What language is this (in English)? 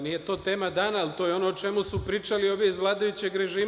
Serbian